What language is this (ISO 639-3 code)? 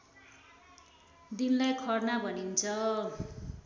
nep